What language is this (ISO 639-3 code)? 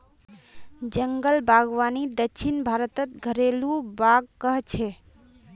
mag